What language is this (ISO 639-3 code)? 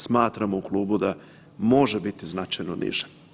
hrv